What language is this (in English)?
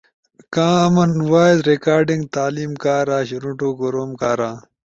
Ushojo